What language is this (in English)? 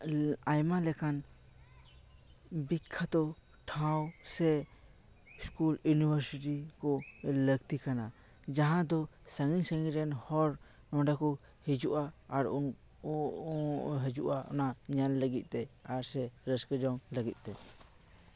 Santali